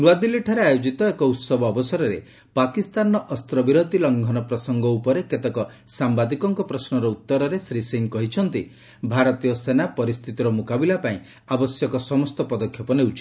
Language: Odia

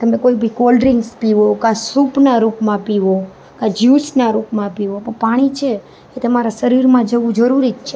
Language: Gujarati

